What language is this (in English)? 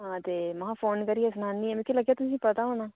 Dogri